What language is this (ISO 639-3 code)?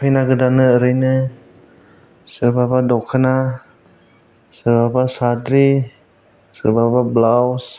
brx